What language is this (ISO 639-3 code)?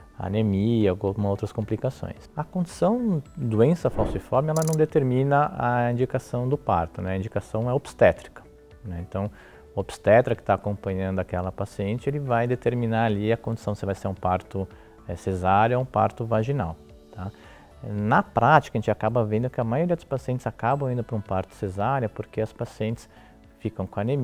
por